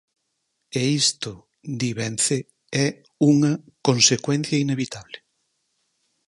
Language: Galician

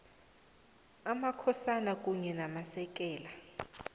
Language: South Ndebele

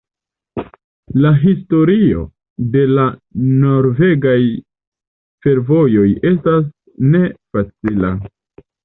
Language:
Esperanto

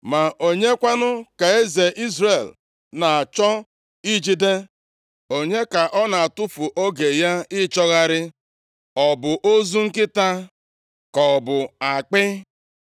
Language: Igbo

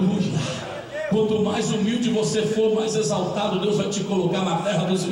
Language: Portuguese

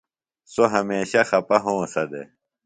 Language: Phalura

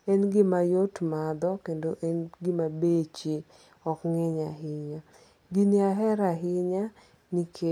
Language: Luo (Kenya and Tanzania)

